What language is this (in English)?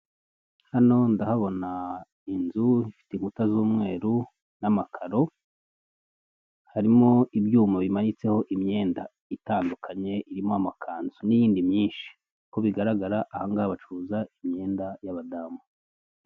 Kinyarwanda